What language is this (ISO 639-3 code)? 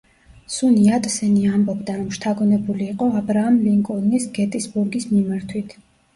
kat